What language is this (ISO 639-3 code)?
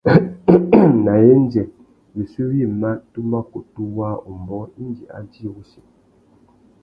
bag